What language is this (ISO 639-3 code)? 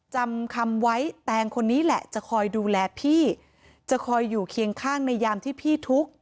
tha